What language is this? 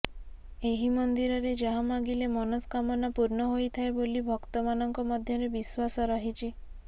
Odia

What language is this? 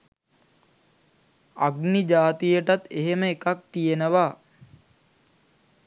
Sinhala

